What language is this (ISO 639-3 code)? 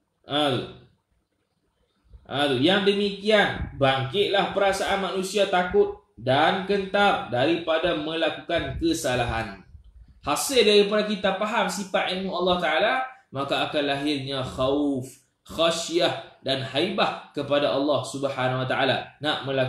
msa